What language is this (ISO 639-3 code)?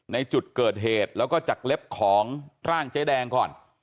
tha